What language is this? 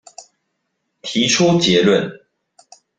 Chinese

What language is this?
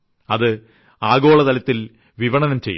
Malayalam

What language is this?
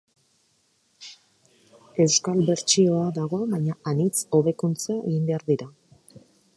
Basque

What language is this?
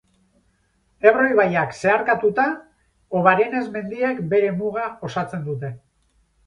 Basque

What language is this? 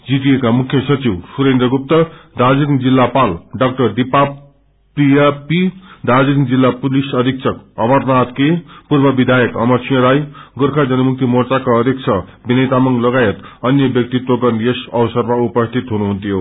Nepali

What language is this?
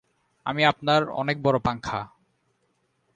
Bangla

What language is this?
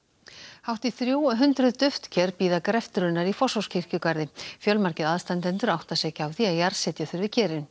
Icelandic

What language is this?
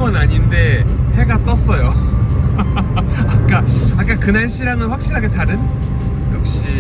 Korean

